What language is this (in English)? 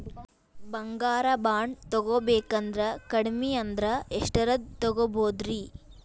Kannada